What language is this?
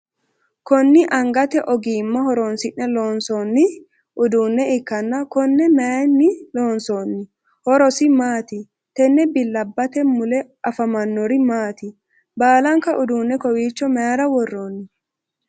Sidamo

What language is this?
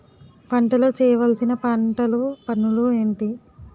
Telugu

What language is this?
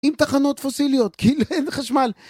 Hebrew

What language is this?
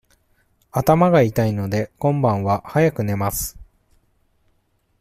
Japanese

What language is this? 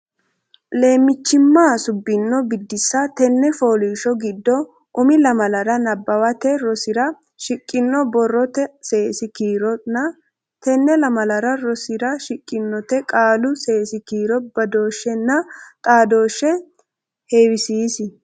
Sidamo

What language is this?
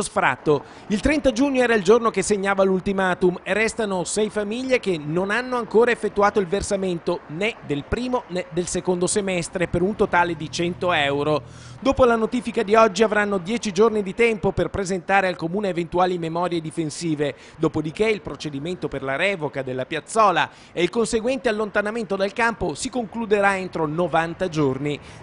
Italian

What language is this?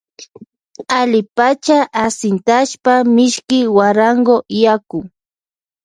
Loja Highland Quichua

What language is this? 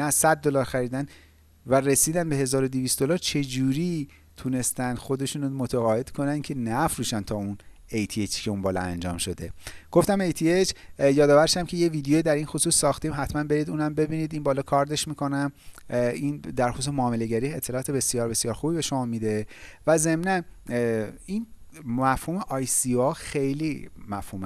Persian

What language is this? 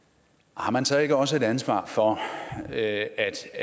Danish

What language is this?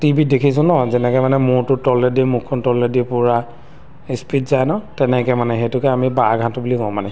Assamese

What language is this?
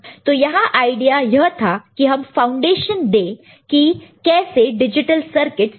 Hindi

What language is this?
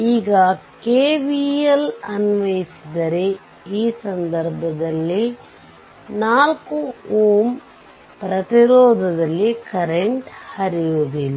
Kannada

